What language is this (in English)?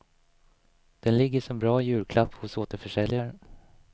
Swedish